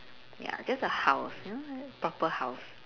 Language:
English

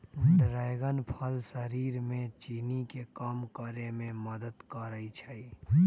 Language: Magahi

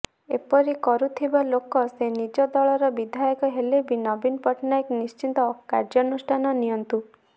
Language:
Odia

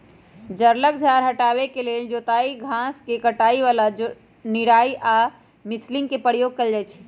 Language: Magahi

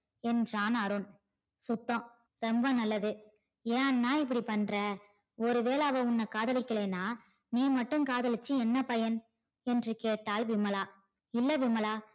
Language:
Tamil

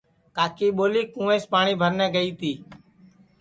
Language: Sansi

